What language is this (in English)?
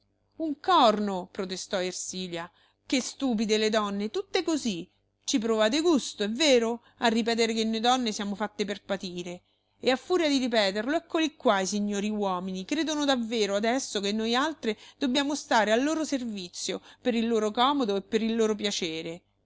Italian